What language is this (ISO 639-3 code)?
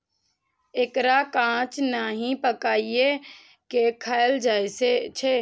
mai